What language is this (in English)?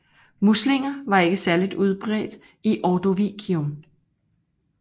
Danish